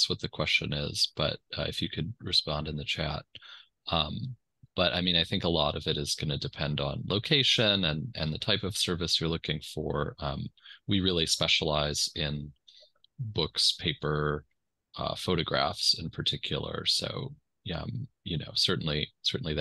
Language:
English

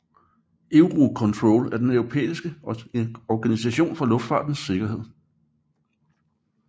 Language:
Danish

